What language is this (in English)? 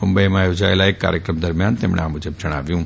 Gujarati